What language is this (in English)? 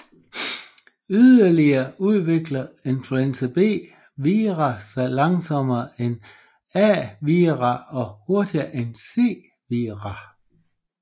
Danish